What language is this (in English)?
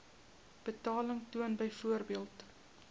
Afrikaans